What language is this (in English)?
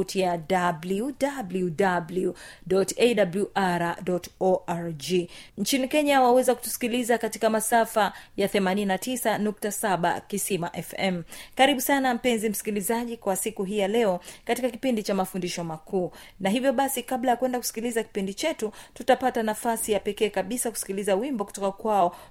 Swahili